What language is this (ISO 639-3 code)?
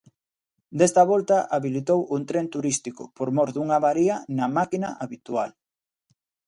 glg